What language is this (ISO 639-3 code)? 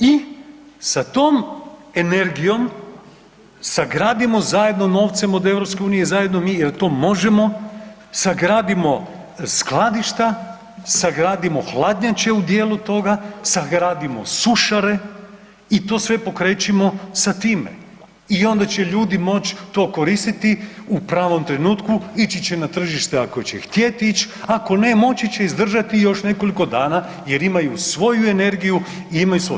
hrv